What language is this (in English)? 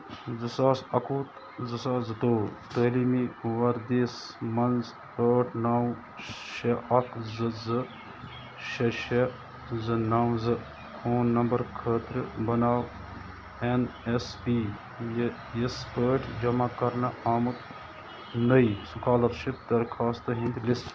Kashmiri